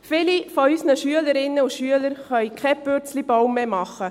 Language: Swiss German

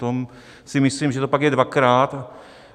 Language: Czech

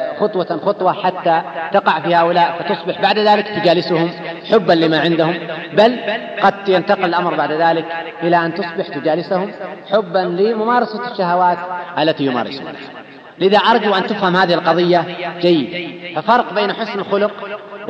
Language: Arabic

